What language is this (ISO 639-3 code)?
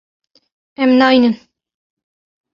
kur